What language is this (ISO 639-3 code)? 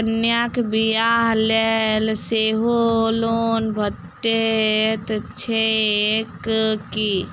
mai